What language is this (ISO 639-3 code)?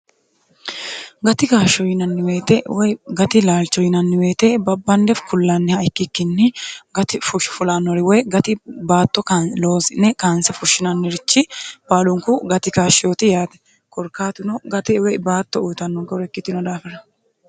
sid